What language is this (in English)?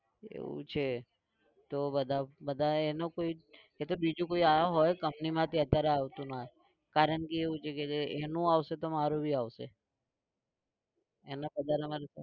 Gujarati